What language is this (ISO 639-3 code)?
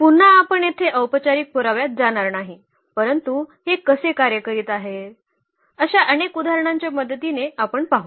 mar